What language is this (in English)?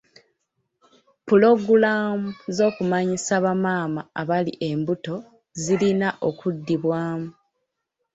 Ganda